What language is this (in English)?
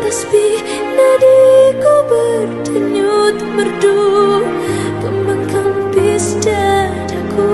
Vietnamese